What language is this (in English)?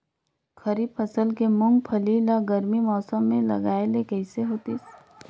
Chhattisgarhi